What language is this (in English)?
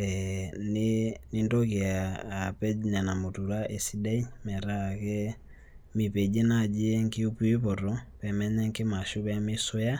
Masai